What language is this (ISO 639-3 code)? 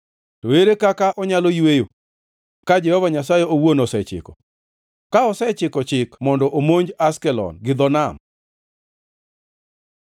luo